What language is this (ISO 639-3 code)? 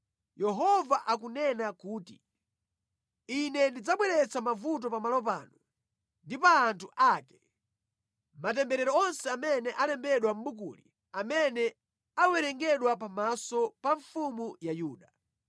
nya